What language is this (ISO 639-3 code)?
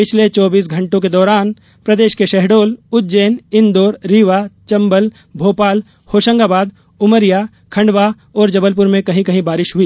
hin